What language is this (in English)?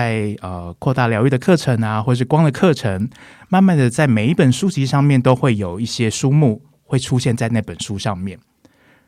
Chinese